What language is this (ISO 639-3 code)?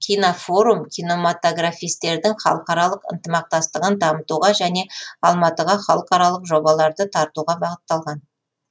kaz